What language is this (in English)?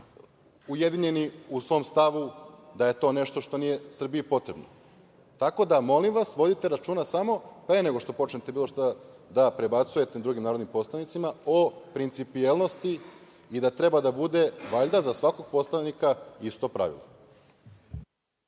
Serbian